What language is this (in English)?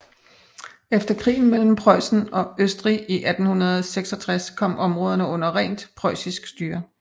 Danish